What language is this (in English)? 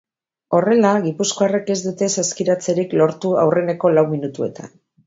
Basque